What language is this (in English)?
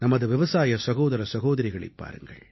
Tamil